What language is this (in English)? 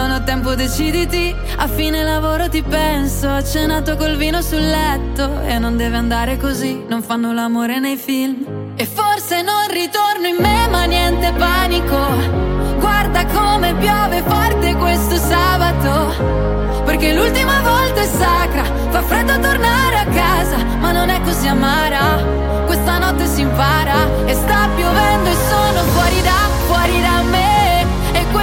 Italian